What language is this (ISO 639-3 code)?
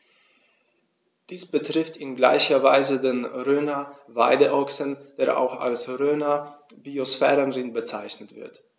deu